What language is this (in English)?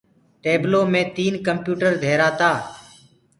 Gurgula